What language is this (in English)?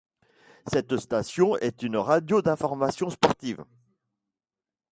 French